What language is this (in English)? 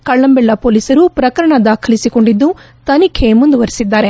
Kannada